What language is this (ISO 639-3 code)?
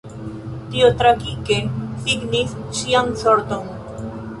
epo